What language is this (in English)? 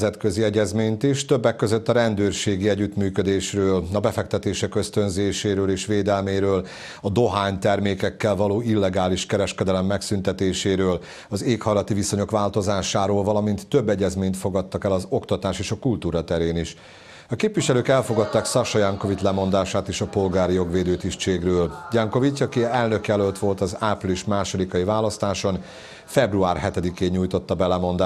Hungarian